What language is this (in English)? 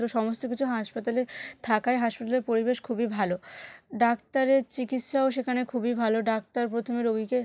Bangla